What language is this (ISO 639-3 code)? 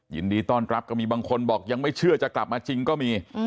tha